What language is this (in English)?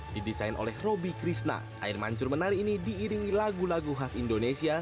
Indonesian